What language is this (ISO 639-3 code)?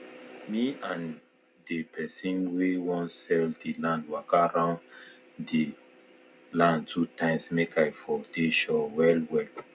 pcm